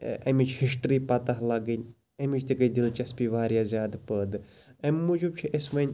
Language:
Kashmiri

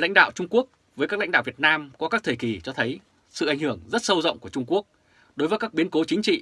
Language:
Vietnamese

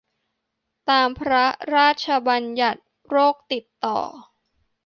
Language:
Thai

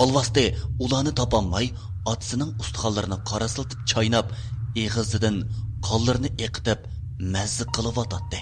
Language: Turkish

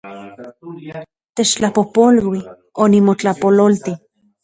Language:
Central Puebla Nahuatl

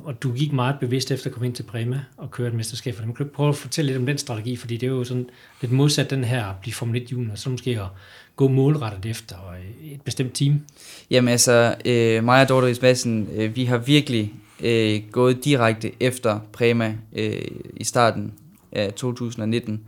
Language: Danish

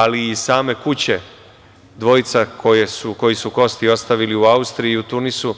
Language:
Serbian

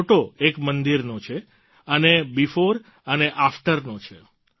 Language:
Gujarati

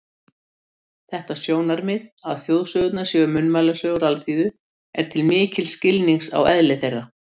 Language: Icelandic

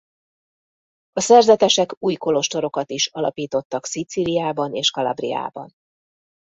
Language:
Hungarian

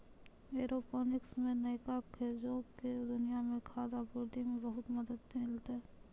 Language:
Maithili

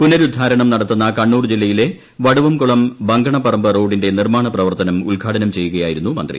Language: Malayalam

